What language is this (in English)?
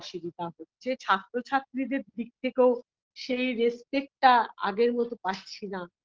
Bangla